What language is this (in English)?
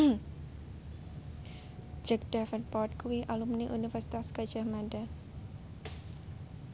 Javanese